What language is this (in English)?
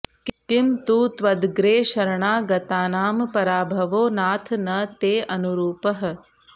Sanskrit